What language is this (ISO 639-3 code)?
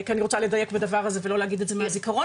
heb